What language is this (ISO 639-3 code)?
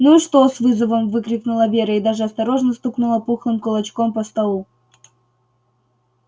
rus